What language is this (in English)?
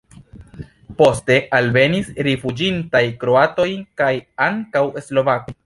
Esperanto